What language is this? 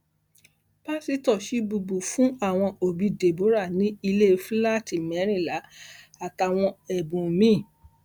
Yoruba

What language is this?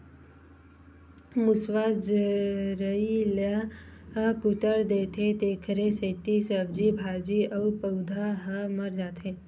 Chhattisgarhi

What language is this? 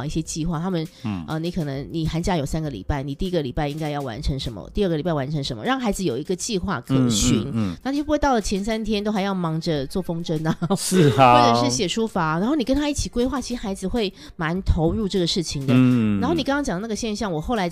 Chinese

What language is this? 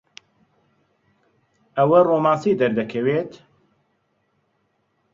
Central Kurdish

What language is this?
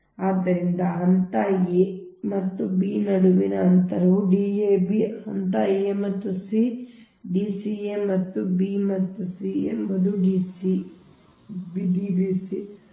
Kannada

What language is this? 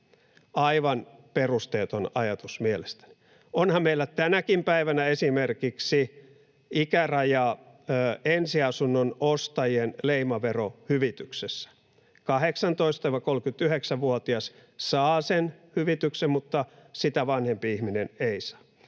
Finnish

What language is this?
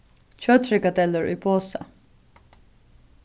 Faroese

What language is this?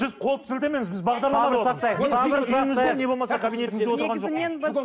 Kazakh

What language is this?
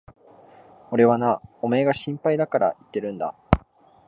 Japanese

